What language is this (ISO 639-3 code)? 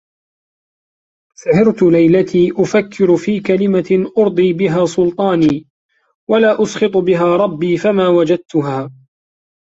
ara